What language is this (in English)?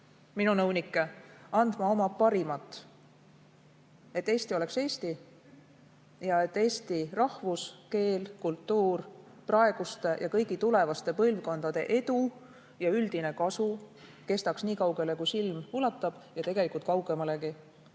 Estonian